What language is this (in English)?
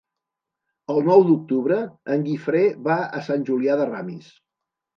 Catalan